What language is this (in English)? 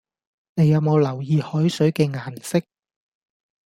Cantonese